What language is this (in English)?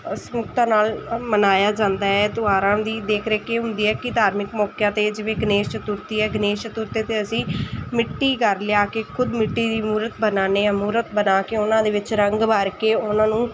Punjabi